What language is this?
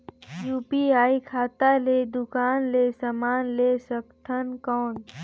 Chhattisgarhi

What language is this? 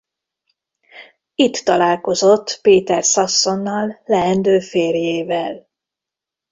Hungarian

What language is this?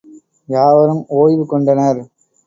Tamil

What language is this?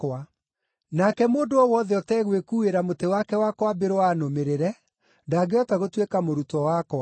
Kikuyu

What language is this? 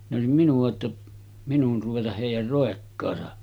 Finnish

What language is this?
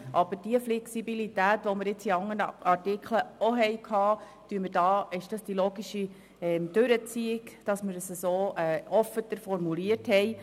Swiss German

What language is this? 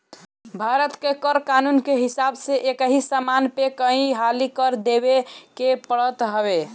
Bhojpuri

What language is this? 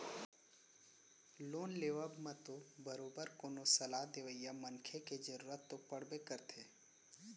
Chhattisgarhi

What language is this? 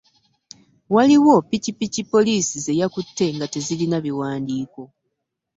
Ganda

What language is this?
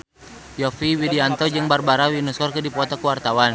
Sundanese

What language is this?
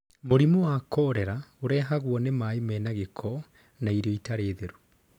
Kikuyu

